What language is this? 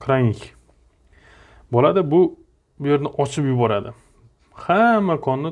Turkish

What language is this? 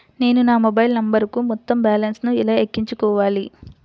Telugu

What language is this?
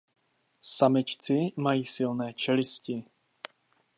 Czech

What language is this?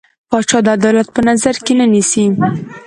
Pashto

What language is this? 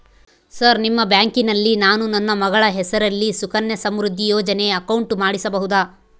Kannada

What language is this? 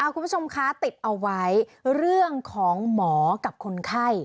Thai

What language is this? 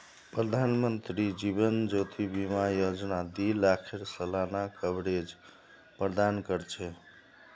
Magahi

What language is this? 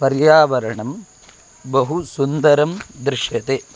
Sanskrit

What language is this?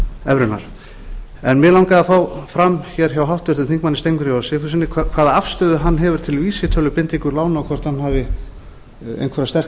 Icelandic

